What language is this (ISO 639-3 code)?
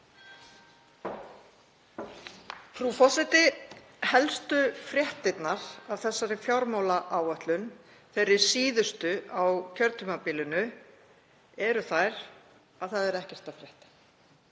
isl